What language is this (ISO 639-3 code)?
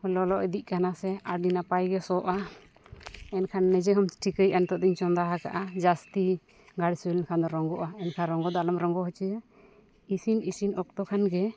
sat